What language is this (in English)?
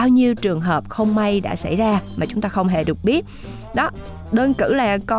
Vietnamese